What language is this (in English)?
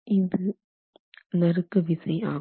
Tamil